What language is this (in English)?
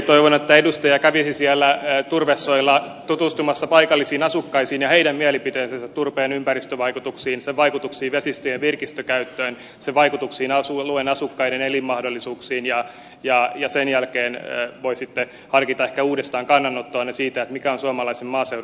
Finnish